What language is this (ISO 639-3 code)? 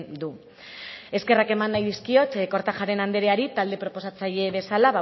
eus